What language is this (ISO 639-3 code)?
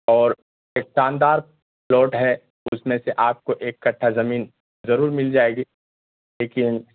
urd